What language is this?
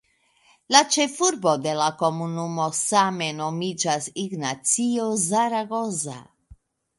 Esperanto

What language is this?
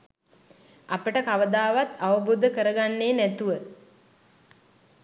Sinhala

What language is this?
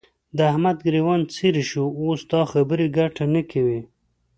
Pashto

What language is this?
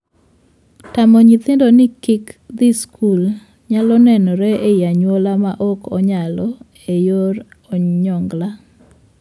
Luo (Kenya and Tanzania)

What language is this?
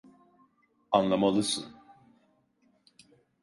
Turkish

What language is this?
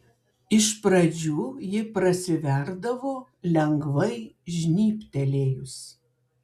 Lithuanian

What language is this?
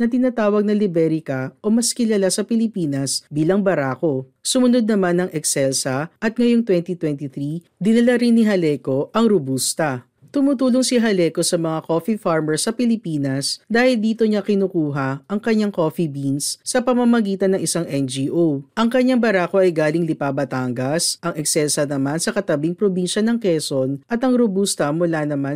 Filipino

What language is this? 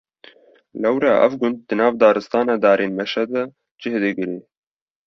Kurdish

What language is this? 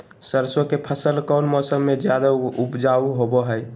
Magahi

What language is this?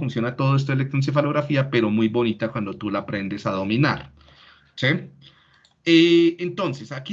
Spanish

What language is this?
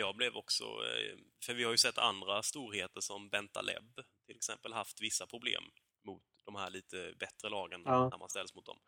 Swedish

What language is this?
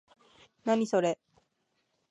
Japanese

